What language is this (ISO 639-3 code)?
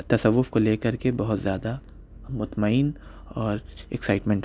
urd